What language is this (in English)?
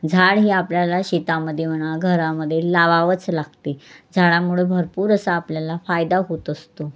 Marathi